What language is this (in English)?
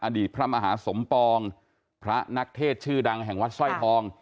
Thai